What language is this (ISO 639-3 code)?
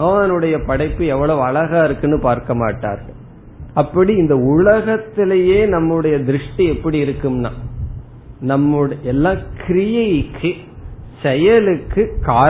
tam